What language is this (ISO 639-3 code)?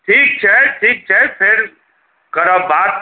mai